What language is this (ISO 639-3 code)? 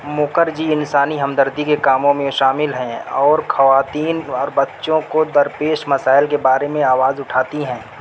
urd